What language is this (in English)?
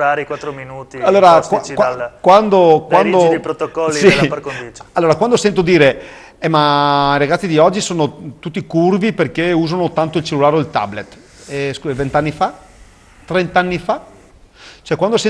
Italian